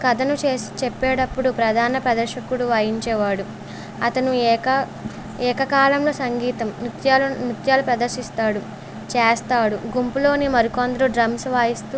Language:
Telugu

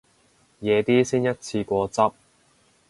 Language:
Cantonese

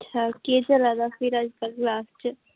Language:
Dogri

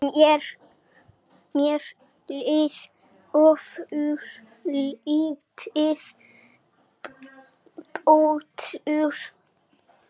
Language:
Icelandic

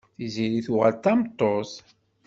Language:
Kabyle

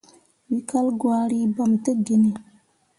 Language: Mundang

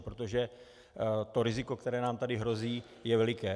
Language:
Czech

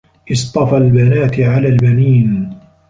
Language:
Arabic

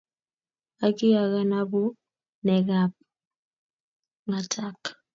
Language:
Kalenjin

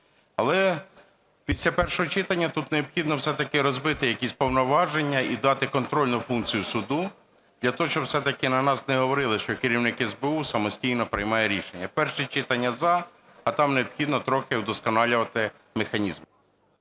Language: Ukrainian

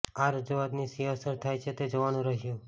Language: Gujarati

